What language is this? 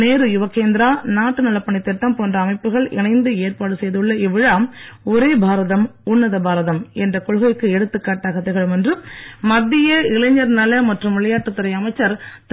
Tamil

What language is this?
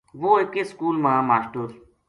Gujari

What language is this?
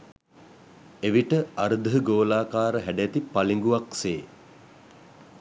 Sinhala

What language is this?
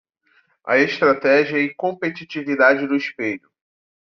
Portuguese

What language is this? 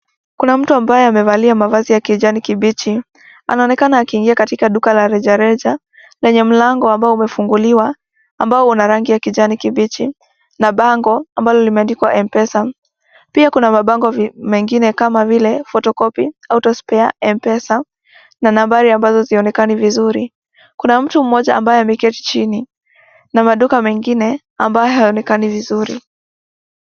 Swahili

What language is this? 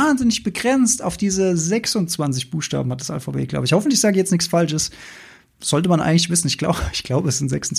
German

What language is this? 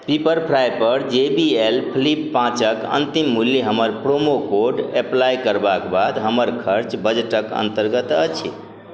Maithili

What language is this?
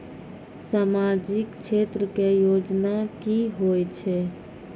Maithili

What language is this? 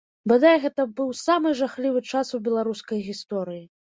Belarusian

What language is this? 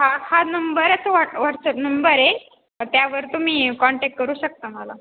Marathi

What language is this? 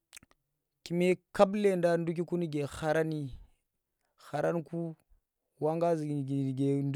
Tera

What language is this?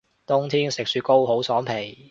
Cantonese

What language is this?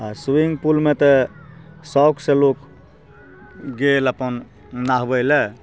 Maithili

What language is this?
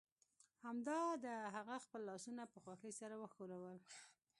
Pashto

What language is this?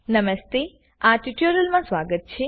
Gujarati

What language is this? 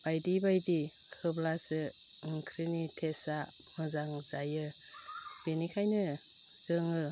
Bodo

